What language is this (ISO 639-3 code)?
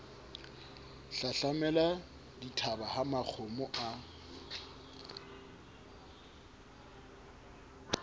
sot